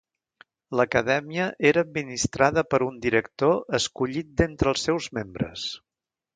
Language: Catalan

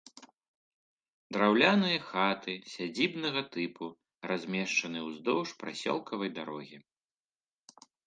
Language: Belarusian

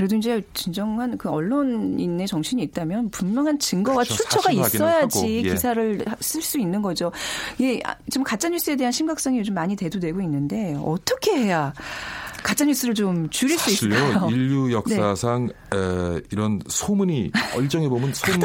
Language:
Korean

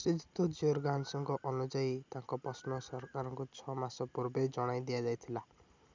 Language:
Odia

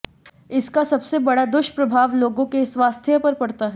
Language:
Hindi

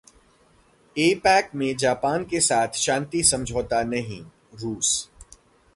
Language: Hindi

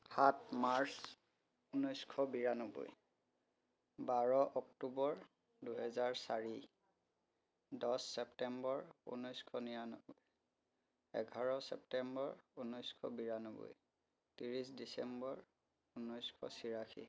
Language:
Assamese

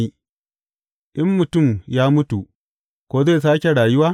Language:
Hausa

